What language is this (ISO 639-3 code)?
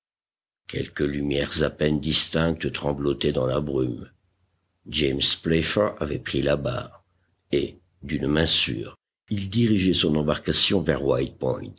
fra